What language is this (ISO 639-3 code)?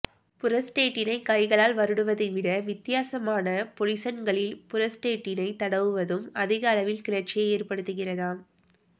tam